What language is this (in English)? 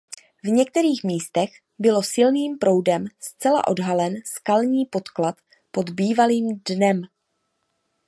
Czech